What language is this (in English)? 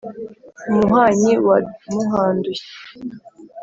Kinyarwanda